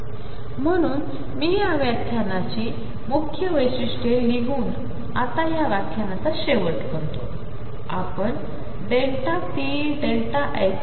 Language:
Marathi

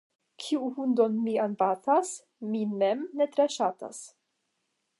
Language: Esperanto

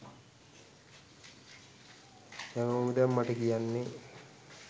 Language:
Sinhala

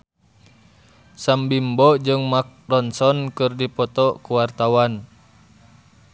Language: Sundanese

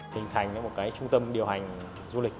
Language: Vietnamese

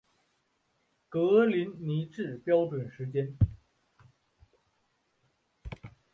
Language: Chinese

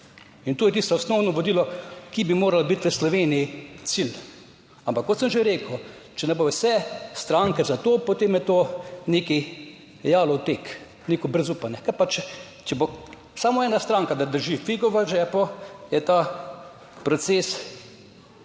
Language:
Slovenian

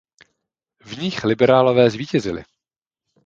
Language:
Czech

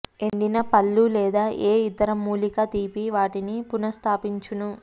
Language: Telugu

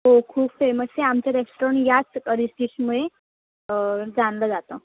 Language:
Marathi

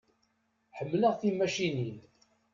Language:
Kabyle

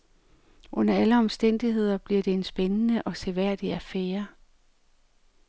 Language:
Danish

